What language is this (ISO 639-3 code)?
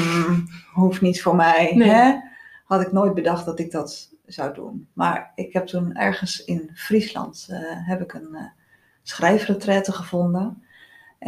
nld